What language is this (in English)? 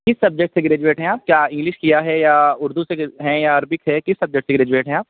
Urdu